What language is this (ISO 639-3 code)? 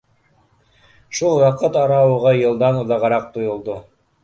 bak